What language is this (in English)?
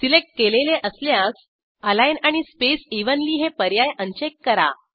Marathi